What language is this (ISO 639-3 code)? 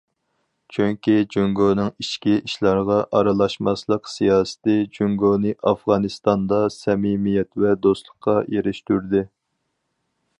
uig